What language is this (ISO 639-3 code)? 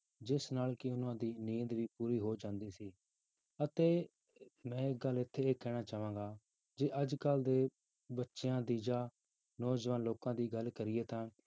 pan